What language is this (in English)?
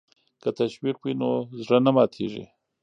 Pashto